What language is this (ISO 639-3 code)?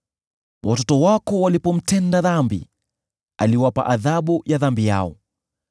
swa